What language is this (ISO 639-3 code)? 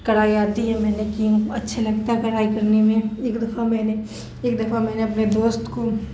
urd